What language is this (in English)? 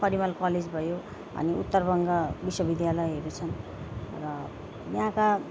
Nepali